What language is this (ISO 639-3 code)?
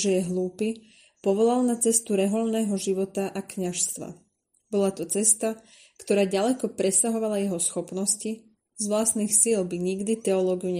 slk